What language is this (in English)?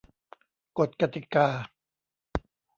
Thai